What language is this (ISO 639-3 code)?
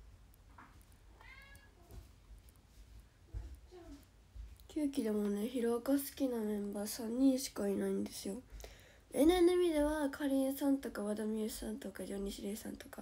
jpn